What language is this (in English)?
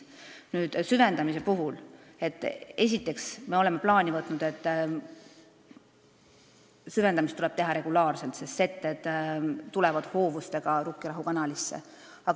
Estonian